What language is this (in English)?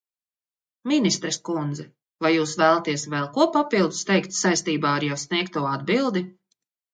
Latvian